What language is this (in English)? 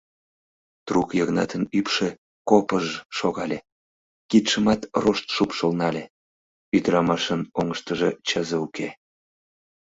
Mari